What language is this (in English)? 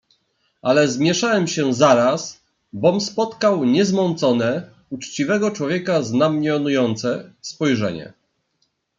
Polish